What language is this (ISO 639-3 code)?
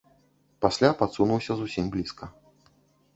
bel